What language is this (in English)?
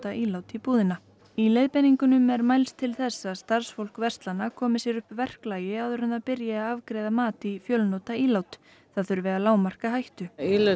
Icelandic